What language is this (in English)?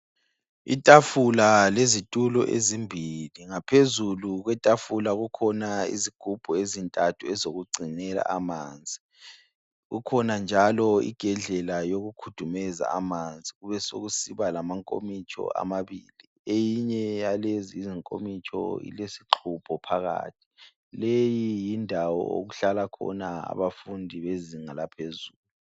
North Ndebele